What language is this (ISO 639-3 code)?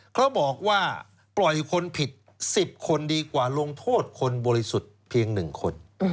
tha